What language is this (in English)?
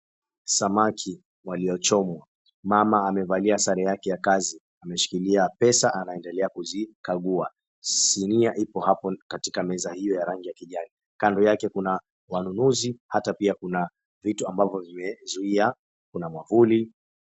Swahili